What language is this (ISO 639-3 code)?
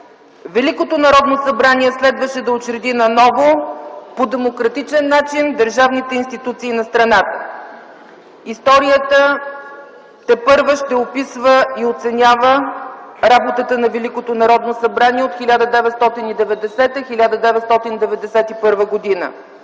bul